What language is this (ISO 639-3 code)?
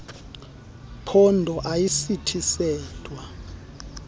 xho